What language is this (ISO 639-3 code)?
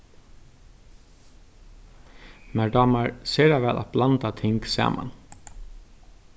fao